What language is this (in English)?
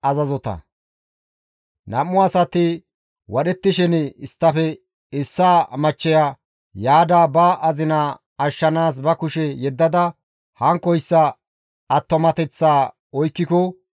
Gamo